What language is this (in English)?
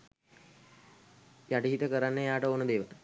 Sinhala